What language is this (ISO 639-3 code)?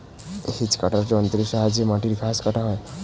ben